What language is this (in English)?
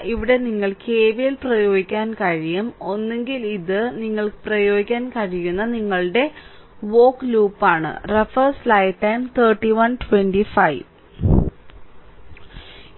Malayalam